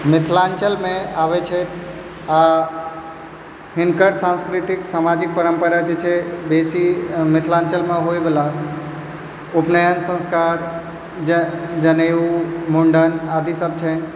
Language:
Maithili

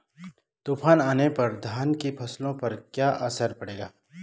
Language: Hindi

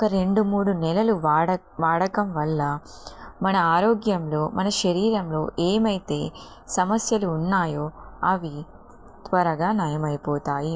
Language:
Telugu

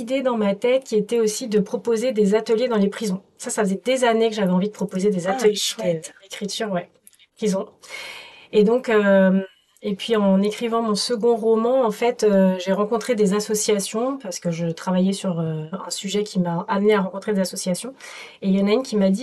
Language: French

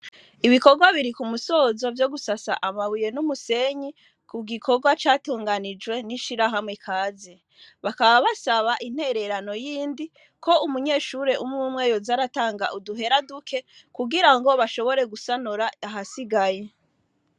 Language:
Rundi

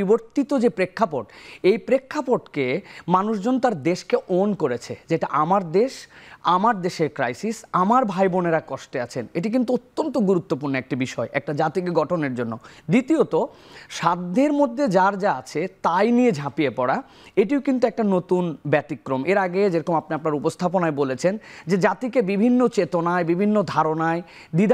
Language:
Bangla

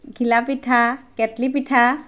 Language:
Assamese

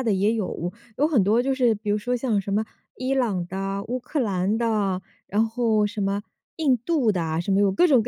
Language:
Chinese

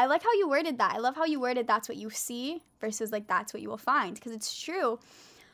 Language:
English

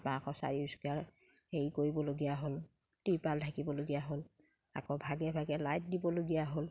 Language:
Assamese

